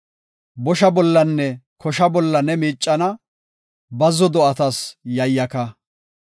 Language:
Gofa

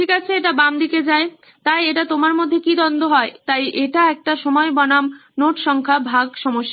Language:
Bangla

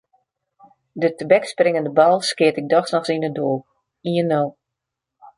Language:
Western Frisian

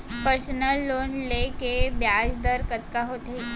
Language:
Chhattisgarhi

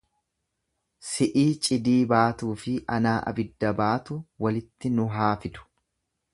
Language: Oromo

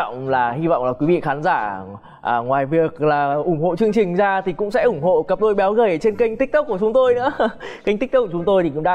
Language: Vietnamese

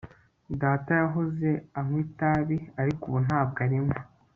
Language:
Kinyarwanda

